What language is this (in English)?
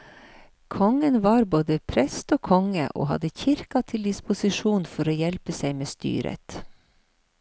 Norwegian